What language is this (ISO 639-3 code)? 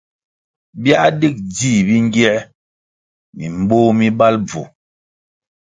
nmg